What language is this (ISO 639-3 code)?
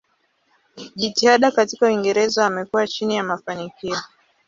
swa